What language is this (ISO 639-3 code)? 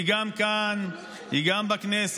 heb